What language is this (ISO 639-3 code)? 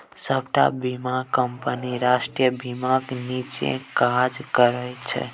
mai